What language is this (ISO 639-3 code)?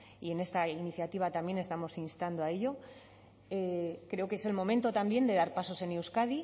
spa